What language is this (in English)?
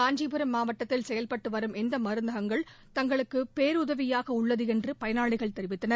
Tamil